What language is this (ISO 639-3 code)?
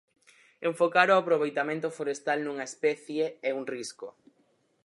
glg